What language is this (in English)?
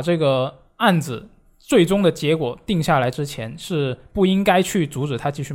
Chinese